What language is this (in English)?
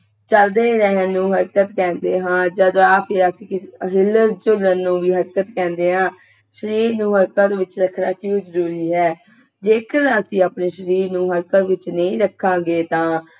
Punjabi